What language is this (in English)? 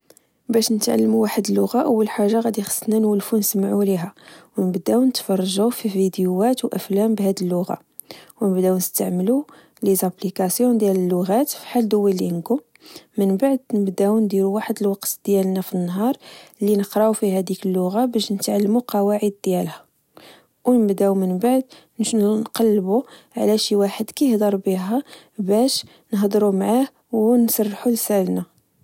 Moroccan Arabic